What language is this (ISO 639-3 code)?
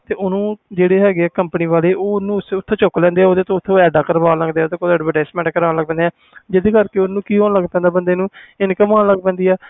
pan